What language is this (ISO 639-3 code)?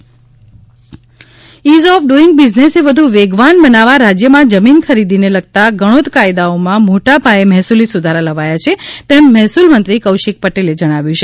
guj